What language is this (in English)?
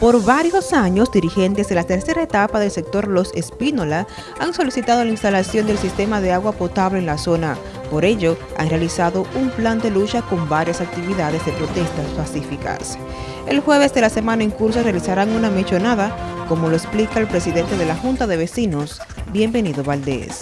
Spanish